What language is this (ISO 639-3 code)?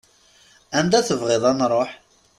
kab